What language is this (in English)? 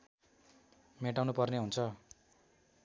Nepali